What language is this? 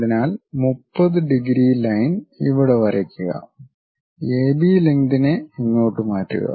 Malayalam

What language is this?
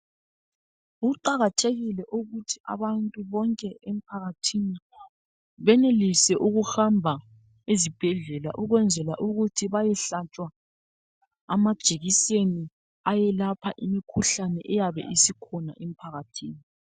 North Ndebele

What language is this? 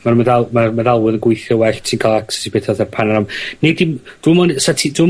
Welsh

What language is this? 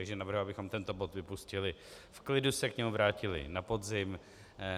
Czech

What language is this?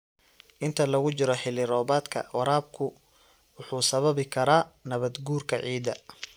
Somali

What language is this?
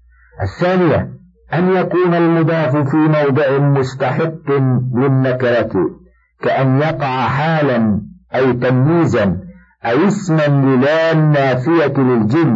Arabic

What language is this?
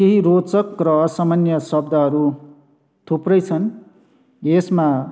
Nepali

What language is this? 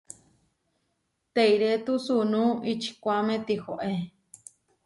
Huarijio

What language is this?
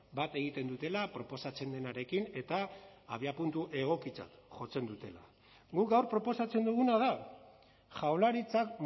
Basque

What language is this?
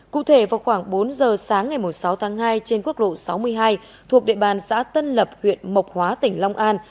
Vietnamese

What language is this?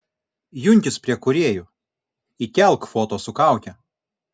Lithuanian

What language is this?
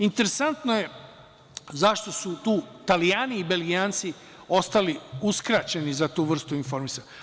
Serbian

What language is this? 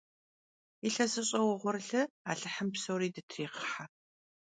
Kabardian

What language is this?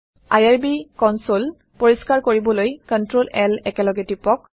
Assamese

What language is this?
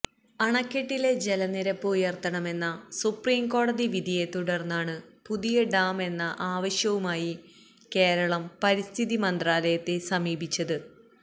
Malayalam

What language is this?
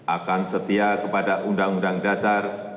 Indonesian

